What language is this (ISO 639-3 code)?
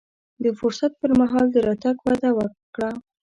pus